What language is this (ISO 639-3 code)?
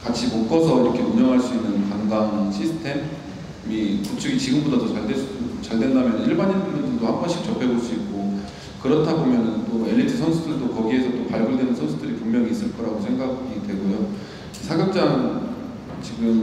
kor